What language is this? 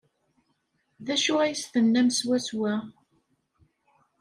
Kabyle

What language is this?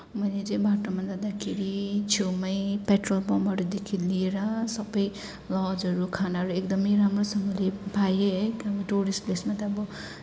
Nepali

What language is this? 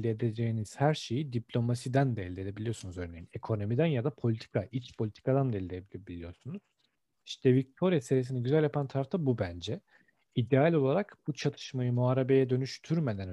Turkish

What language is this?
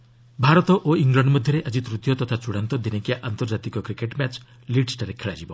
Odia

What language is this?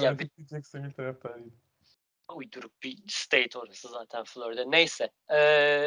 Turkish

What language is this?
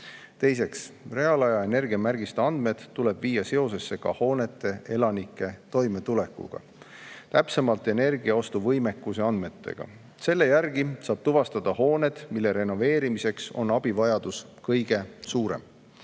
Estonian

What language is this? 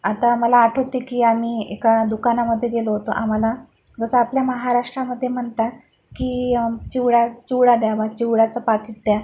Marathi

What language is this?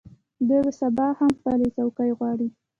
Pashto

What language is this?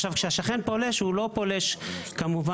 Hebrew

